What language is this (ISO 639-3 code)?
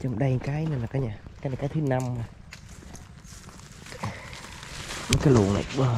vie